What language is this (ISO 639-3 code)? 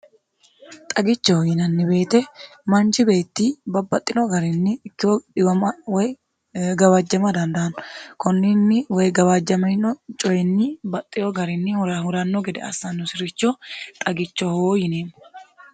sid